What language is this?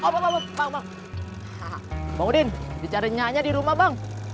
Indonesian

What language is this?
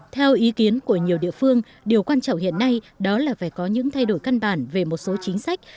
Vietnamese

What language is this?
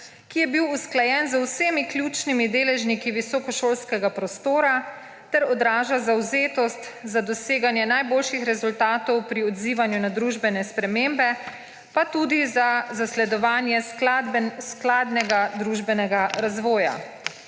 Slovenian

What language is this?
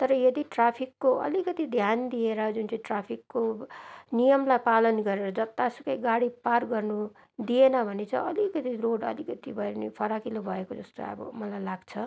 Nepali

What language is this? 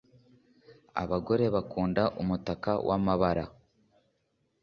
Kinyarwanda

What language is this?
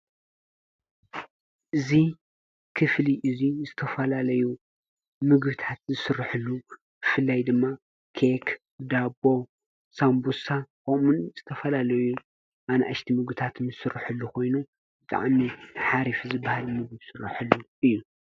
Tigrinya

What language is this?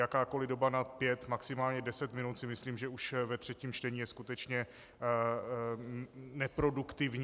Czech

